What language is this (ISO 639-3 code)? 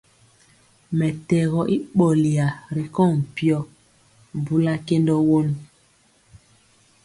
mcx